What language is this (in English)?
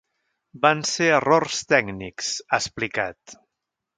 Catalan